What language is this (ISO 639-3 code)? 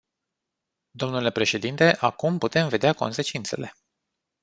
ron